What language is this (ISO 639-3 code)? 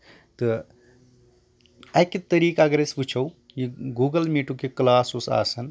kas